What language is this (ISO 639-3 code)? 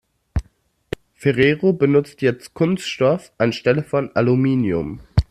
deu